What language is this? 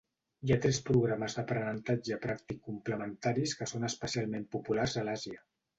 Catalan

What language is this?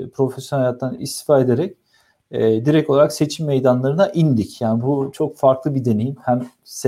Turkish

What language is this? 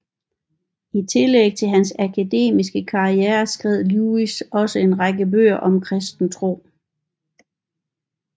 Danish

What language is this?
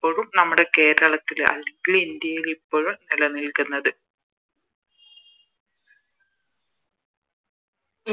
Malayalam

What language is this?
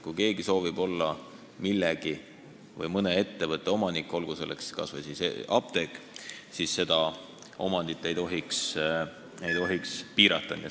Estonian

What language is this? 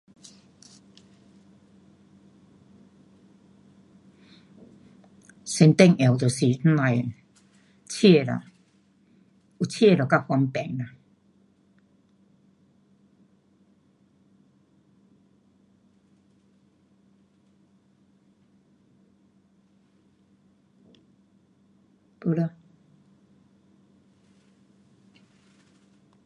Pu-Xian Chinese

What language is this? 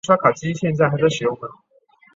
Chinese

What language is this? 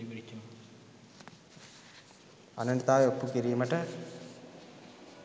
Sinhala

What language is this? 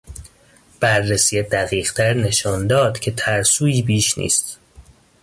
Persian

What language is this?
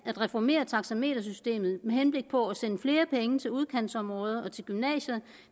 Danish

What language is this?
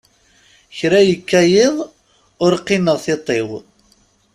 Kabyle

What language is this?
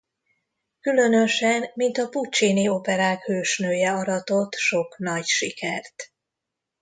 Hungarian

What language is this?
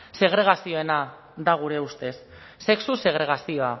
Basque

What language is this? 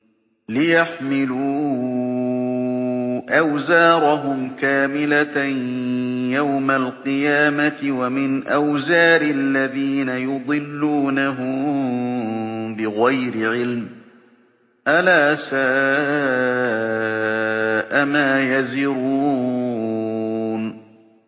Arabic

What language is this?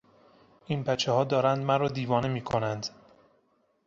Persian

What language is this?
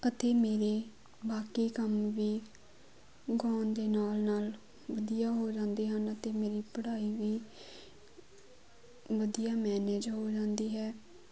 Punjabi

